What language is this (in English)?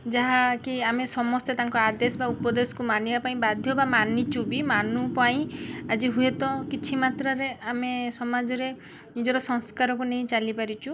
Odia